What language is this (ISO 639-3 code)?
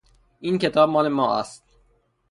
fas